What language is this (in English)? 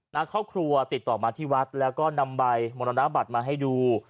Thai